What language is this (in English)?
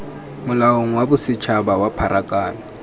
Tswana